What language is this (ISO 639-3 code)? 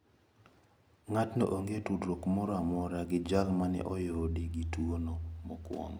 luo